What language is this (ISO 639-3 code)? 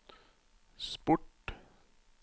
nor